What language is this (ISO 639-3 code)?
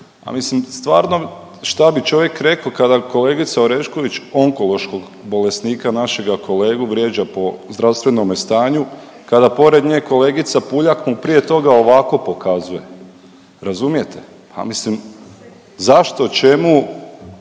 hrv